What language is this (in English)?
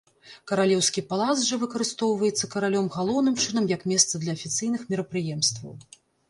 Belarusian